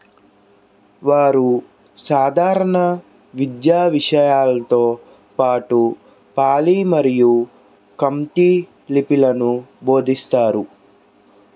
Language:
Telugu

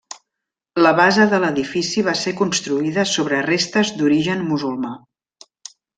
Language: Catalan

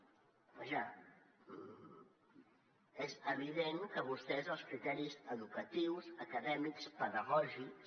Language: Catalan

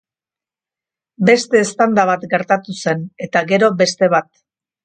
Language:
Basque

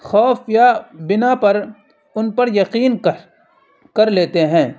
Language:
Urdu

